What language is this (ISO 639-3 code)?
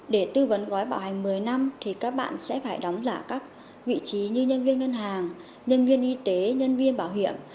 vie